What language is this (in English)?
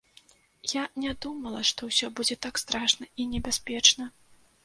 Belarusian